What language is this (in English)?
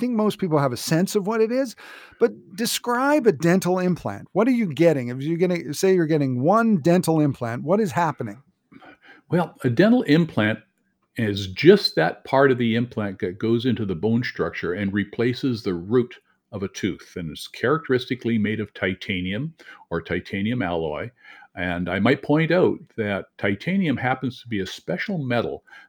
English